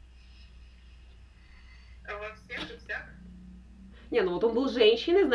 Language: Russian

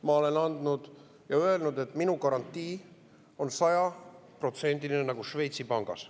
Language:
Estonian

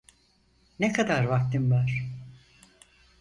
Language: Turkish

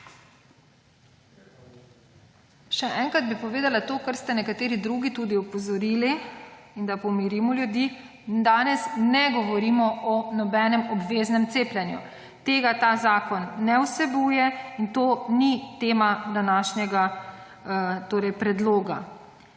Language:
Slovenian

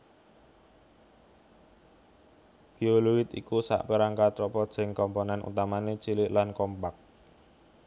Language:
Javanese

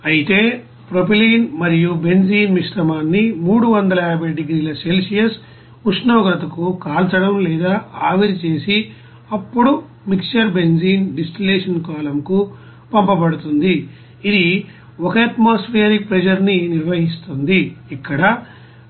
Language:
Telugu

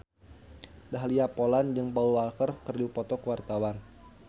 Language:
Sundanese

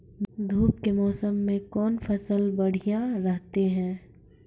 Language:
Maithili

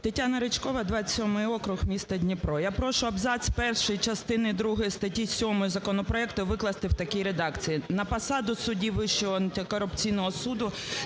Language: Ukrainian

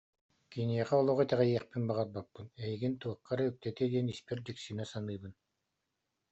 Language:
Yakut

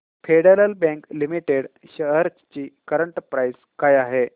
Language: Marathi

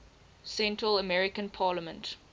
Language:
English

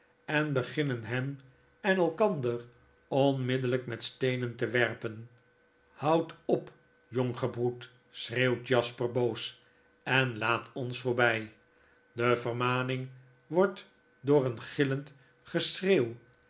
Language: Dutch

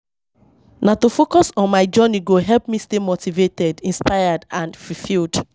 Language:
Nigerian Pidgin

